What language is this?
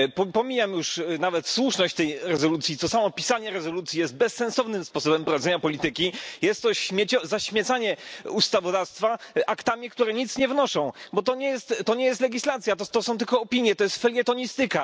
Polish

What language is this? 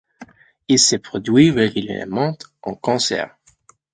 French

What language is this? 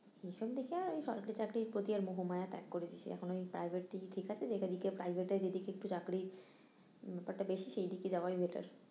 Bangla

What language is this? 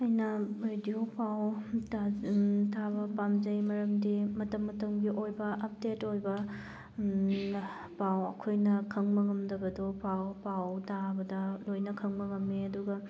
Manipuri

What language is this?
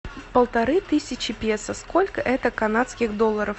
Russian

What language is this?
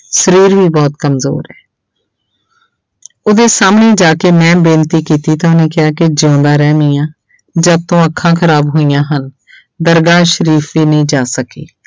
Punjabi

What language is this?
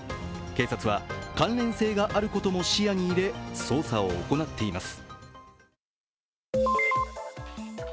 Japanese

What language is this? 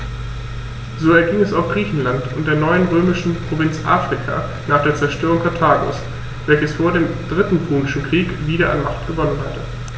German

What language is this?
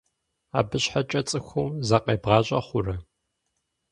Kabardian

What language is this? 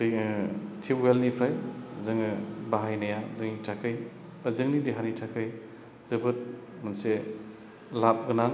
Bodo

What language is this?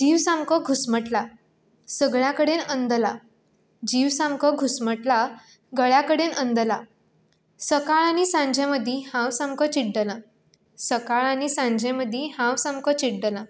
Konkani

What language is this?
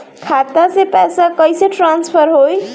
Bhojpuri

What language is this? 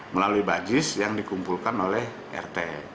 Indonesian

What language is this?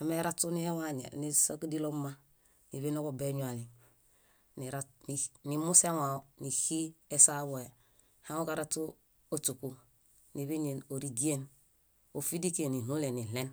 Bayot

